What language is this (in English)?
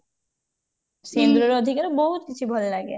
Odia